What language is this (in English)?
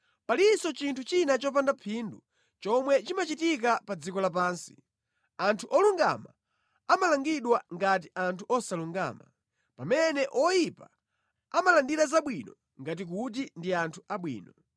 Nyanja